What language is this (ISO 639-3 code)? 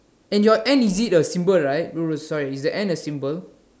eng